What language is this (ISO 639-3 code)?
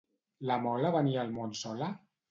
cat